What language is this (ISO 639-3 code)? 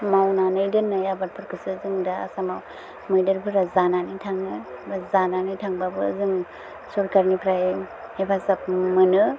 brx